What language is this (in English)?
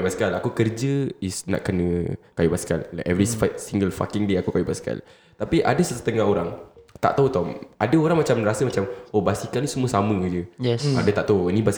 Malay